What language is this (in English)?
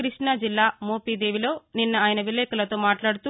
Telugu